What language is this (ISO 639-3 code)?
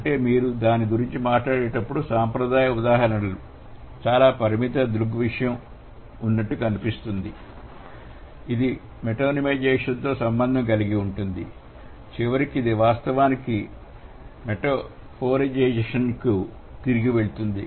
tel